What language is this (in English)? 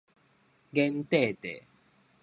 Min Nan Chinese